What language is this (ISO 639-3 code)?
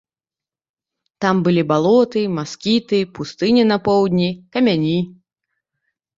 bel